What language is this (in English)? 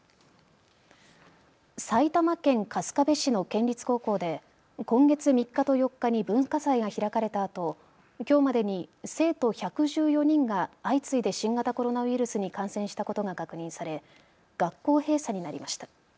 Japanese